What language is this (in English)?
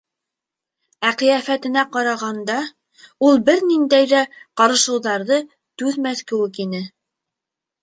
Bashkir